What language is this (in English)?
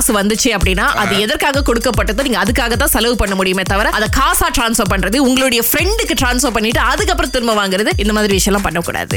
Tamil